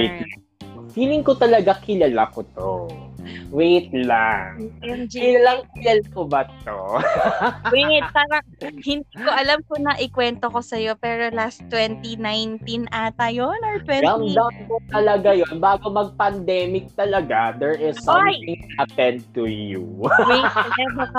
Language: Filipino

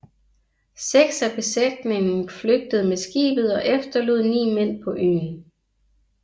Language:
Danish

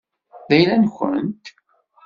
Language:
Kabyle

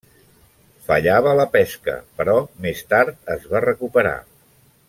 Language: Catalan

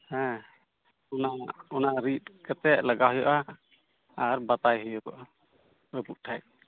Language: Santali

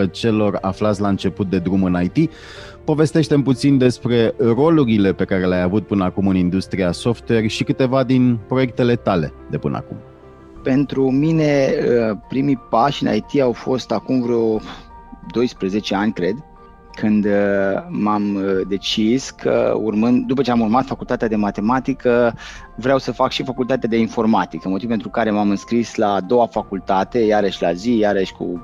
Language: Romanian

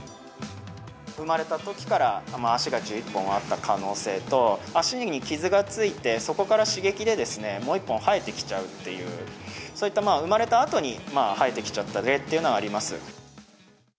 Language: Japanese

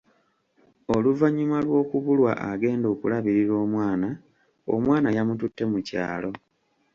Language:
Ganda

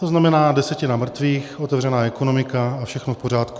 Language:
Czech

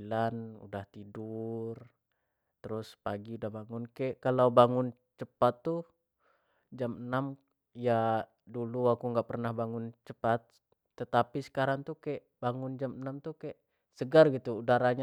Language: Jambi Malay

